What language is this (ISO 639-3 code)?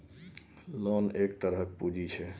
mai